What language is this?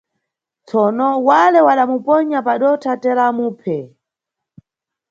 Nyungwe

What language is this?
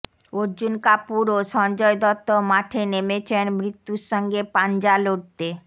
Bangla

